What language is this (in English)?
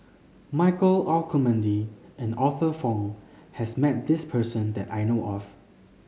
English